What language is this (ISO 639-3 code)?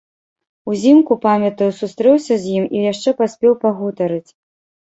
bel